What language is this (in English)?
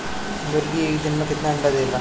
Bhojpuri